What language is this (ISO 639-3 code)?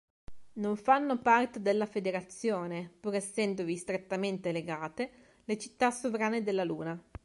ita